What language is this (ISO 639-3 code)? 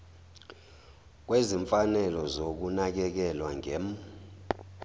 zul